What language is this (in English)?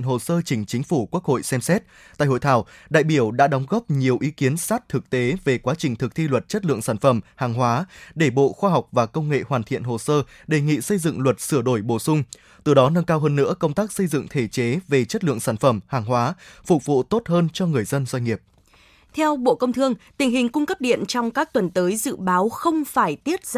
Vietnamese